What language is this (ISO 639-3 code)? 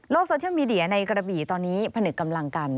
tha